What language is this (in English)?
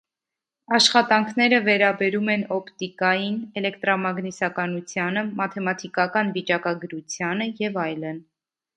Armenian